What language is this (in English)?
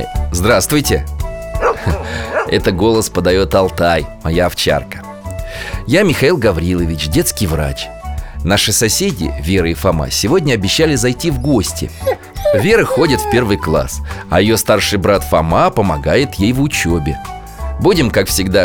Russian